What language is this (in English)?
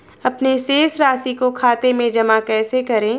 Hindi